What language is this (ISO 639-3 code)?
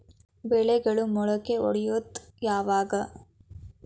kan